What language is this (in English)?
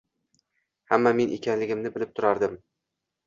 Uzbek